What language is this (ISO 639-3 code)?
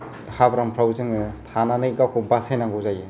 brx